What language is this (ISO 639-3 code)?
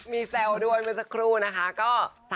tha